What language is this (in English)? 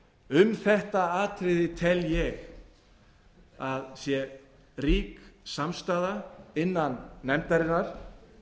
Icelandic